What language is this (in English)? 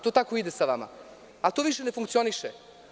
Serbian